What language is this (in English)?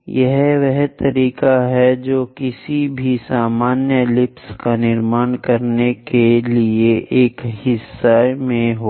Hindi